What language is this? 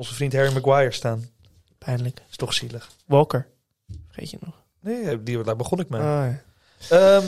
Dutch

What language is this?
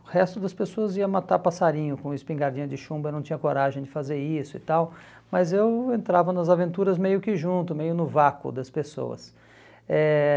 Portuguese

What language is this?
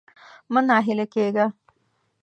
Pashto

